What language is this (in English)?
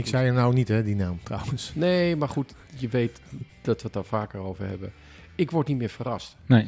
Dutch